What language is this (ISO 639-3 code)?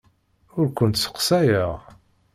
kab